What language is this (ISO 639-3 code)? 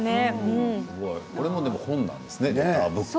jpn